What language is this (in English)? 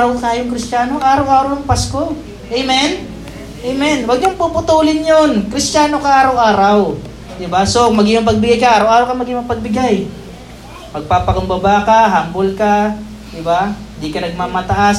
Filipino